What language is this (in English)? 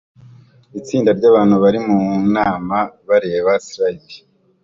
Kinyarwanda